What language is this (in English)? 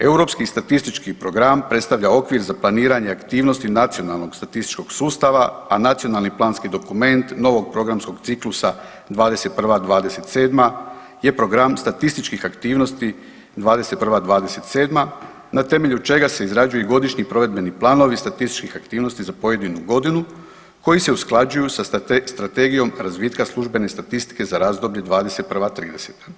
Croatian